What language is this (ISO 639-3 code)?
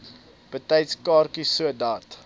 afr